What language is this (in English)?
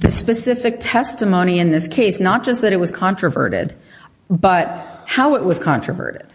English